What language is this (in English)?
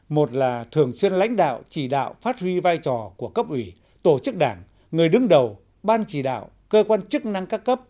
Vietnamese